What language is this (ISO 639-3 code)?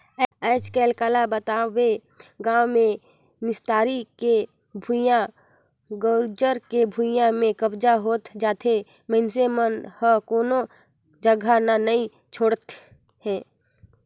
hne